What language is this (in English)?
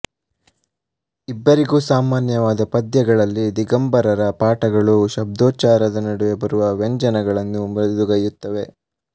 Kannada